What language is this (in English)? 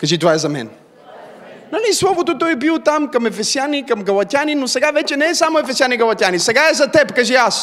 Bulgarian